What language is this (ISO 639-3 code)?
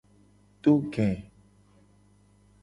gej